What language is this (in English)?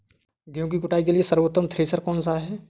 Hindi